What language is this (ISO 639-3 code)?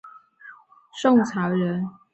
zho